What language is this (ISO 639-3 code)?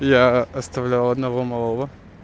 rus